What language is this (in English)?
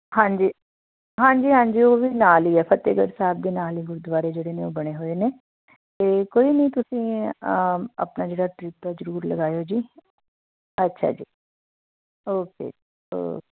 Punjabi